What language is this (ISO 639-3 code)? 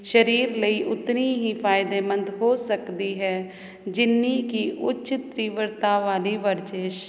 pan